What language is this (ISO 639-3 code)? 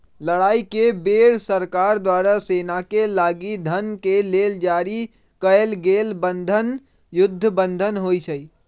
mag